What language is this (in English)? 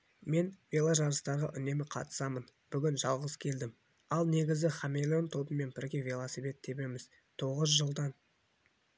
Kazakh